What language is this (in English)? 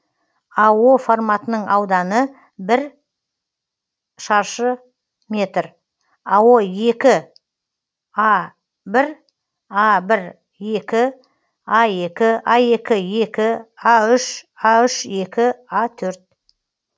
Kazakh